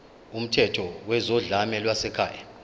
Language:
Zulu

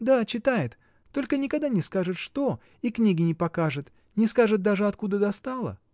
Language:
Russian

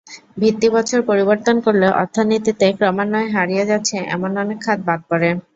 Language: Bangla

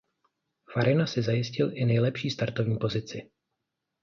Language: Czech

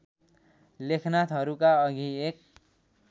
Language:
Nepali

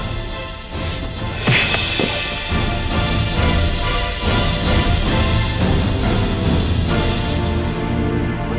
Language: Indonesian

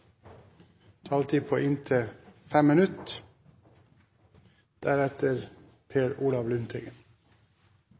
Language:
Norwegian Nynorsk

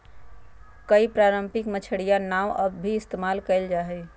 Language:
Magahi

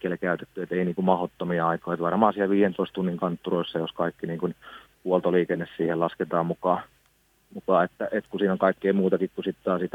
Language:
Finnish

